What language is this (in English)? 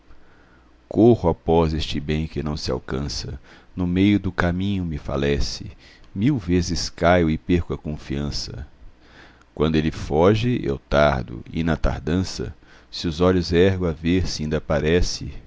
Portuguese